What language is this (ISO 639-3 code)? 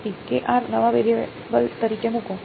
guj